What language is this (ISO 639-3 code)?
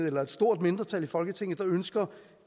dan